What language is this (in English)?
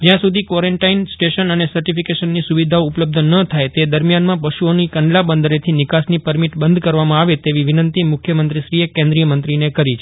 Gujarati